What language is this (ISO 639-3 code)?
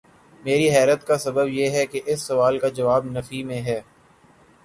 urd